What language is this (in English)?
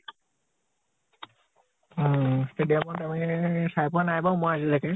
Assamese